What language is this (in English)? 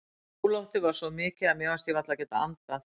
Icelandic